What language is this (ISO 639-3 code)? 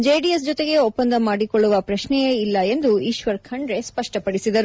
kan